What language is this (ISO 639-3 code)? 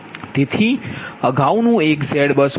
guj